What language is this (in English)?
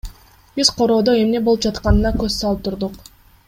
Kyrgyz